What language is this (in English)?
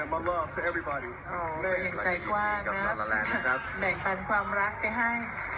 Thai